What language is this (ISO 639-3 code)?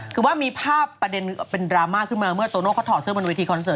tha